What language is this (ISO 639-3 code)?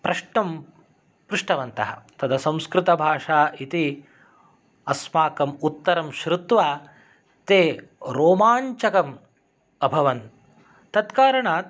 san